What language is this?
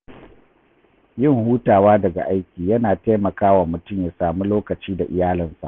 Hausa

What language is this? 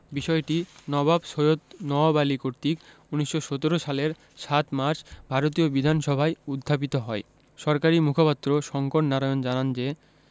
Bangla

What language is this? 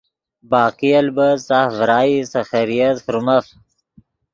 Yidgha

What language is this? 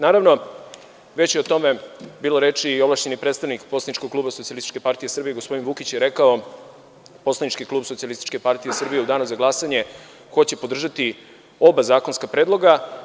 Serbian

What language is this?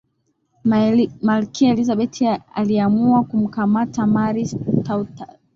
Swahili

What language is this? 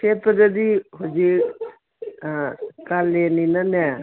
Manipuri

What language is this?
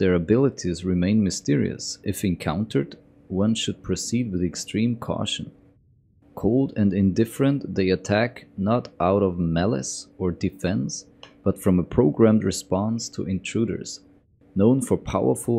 English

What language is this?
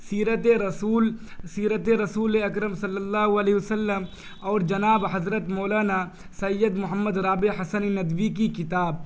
Urdu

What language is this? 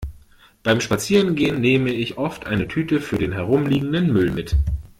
German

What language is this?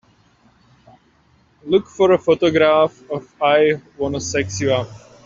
English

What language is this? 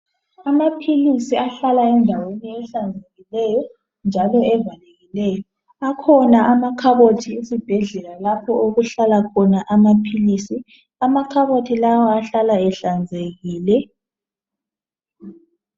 North Ndebele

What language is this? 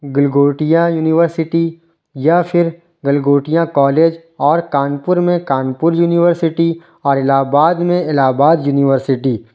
Urdu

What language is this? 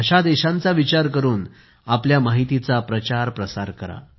Marathi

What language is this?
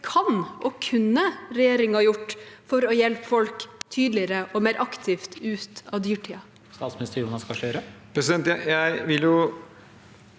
Norwegian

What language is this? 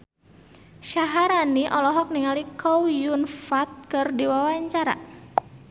Sundanese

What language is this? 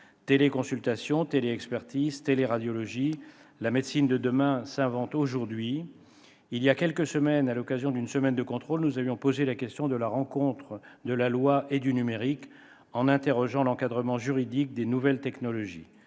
French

